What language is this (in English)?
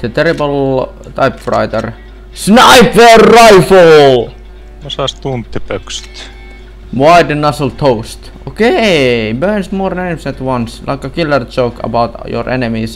Finnish